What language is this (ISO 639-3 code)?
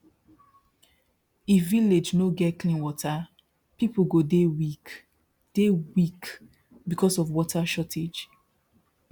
pcm